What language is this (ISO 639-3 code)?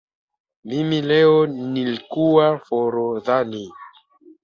swa